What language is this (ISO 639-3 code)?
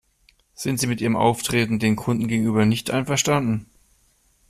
deu